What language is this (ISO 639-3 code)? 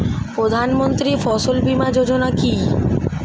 ben